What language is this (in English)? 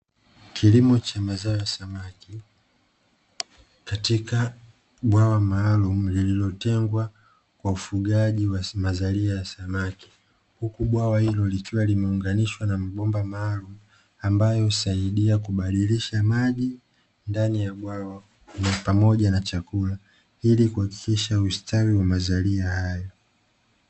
Swahili